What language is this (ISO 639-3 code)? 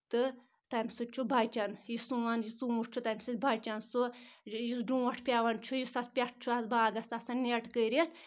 kas